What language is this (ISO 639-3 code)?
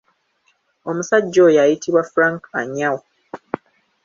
lug